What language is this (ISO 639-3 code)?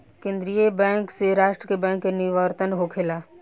bho